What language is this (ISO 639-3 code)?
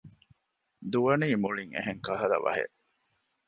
div